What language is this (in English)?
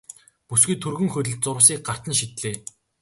Mongolian